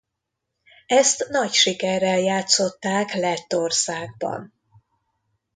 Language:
Hungarian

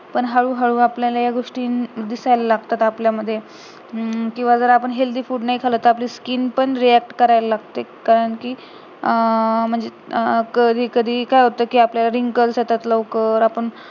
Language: Marathi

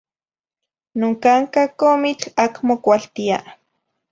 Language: Zacatlán-Ahuacatlán-Tepetzintla Nahuatl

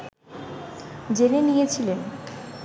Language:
Bangla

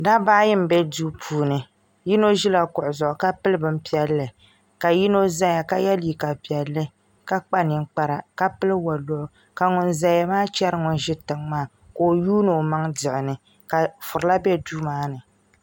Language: Dagbani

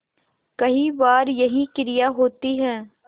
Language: Hindi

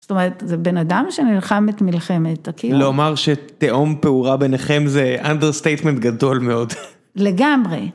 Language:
Hebrew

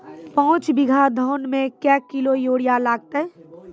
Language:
Maithili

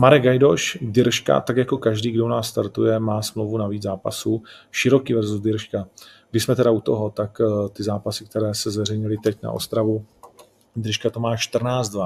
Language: Czech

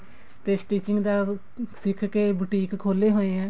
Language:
Punjabi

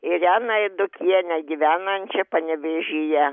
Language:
Lithuanian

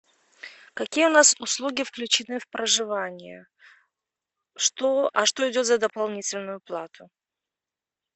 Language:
Russian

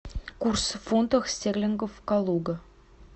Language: Russian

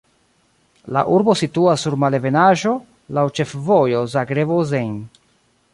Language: Esperanto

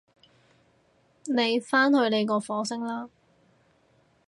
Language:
Cantonese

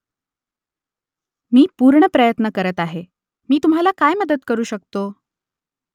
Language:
Marathi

